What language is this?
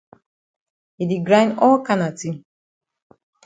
Cameroon Pidgin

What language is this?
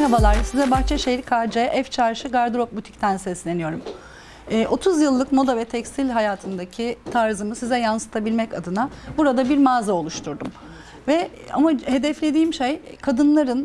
Turkish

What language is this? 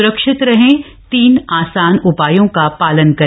Hindi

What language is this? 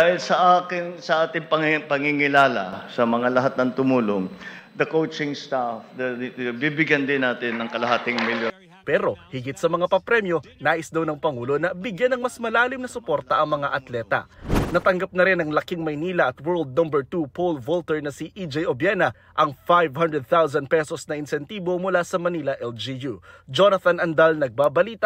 Filipino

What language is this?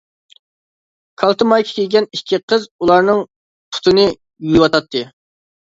Uyghur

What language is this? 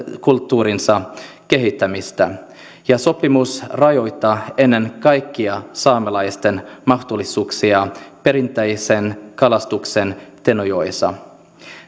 Finnish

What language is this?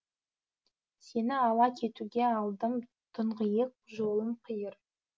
Kazakh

